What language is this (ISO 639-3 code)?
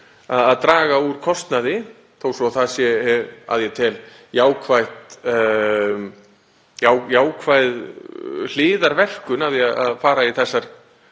isl